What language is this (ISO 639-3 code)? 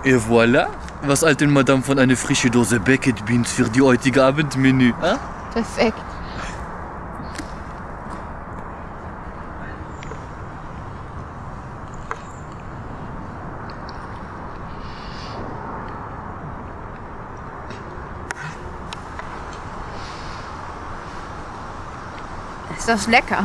deu